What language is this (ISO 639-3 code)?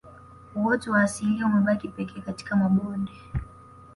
swa